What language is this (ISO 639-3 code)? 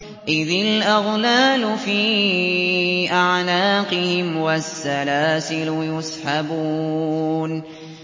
ara